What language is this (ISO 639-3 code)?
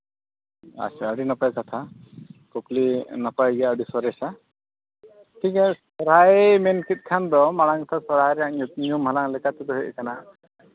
sat